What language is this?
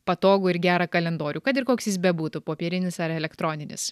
Lithuanian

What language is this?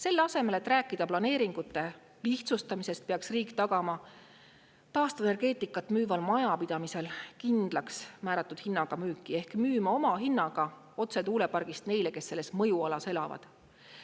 Estonian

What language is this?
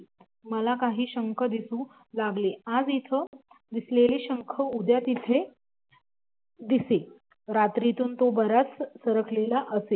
Marathi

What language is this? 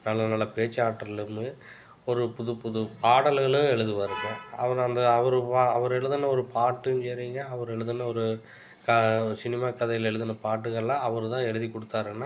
Tamil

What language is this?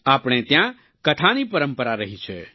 Gujarati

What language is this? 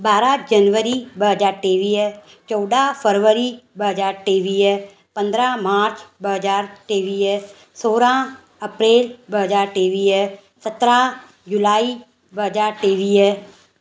Sindhi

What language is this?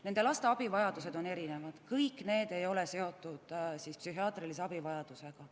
Estonian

